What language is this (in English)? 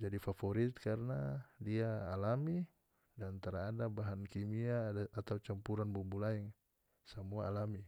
North Moluccan Malay